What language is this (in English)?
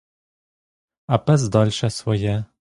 Ukrainian